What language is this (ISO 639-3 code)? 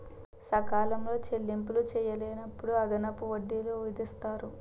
tel